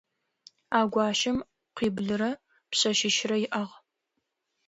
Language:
Adyghe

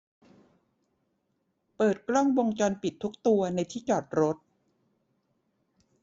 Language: Thai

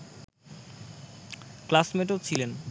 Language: Bangla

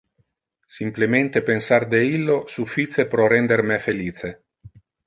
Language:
Interlingua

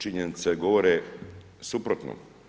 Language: Croatian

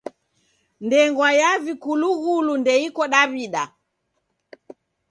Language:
Taita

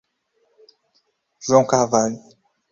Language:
Portuguese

